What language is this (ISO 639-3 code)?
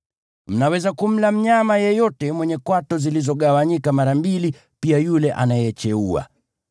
swa